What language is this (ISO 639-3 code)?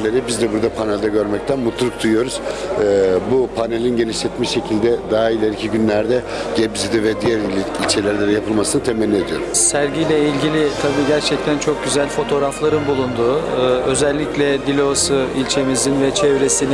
tur